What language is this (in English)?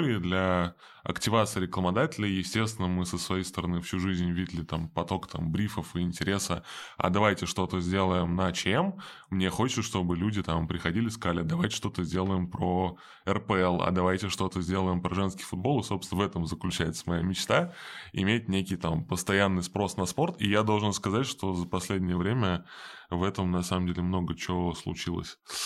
Russian